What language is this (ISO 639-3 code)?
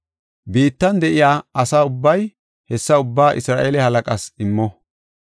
gof